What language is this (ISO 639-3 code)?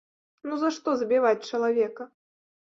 bel